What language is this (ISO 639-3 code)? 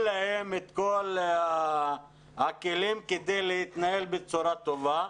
heb